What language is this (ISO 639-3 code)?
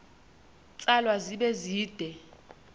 xho